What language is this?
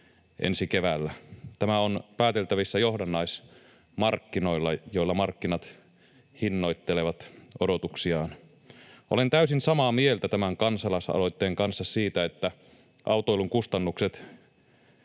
Finnish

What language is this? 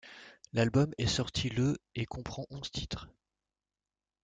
French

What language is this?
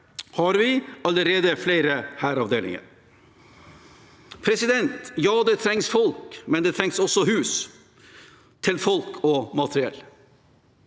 Norwegian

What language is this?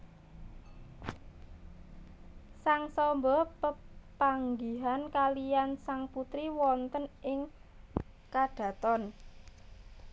Javanese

